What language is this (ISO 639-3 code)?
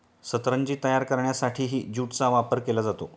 mar